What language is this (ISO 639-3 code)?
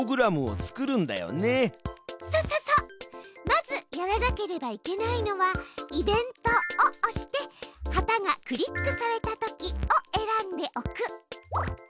jpn